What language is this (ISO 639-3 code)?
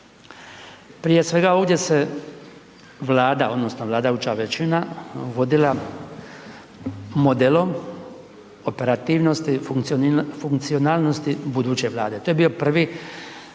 hrv